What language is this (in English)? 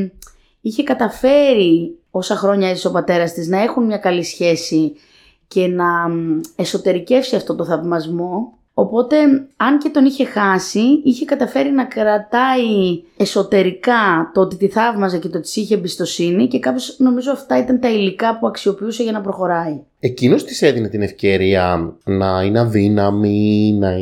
Greek